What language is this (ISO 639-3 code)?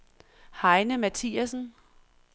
dan